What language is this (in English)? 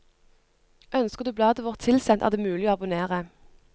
Norwegian